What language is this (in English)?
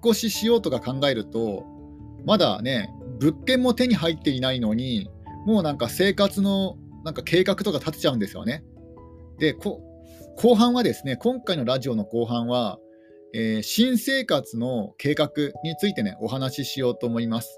Japanese